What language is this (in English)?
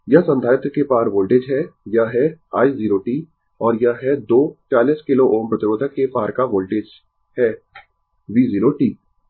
Hindi